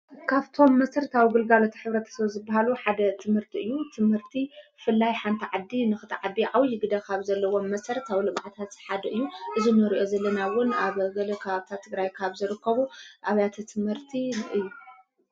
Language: Tigrinya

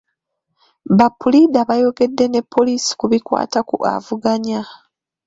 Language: Ganda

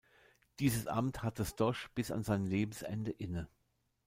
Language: German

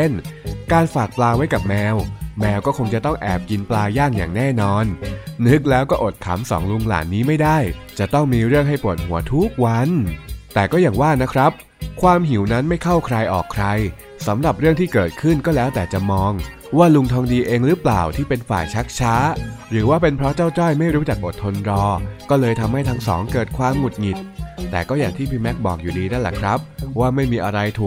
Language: Thai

